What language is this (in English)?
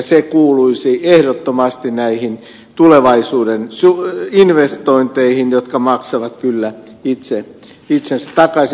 Finnish